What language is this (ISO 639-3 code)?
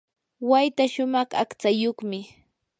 qur